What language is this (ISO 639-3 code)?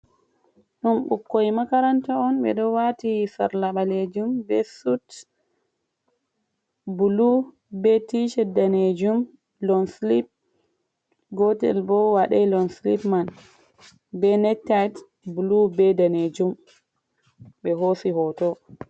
ful